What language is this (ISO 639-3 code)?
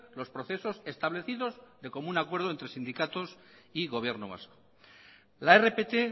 spa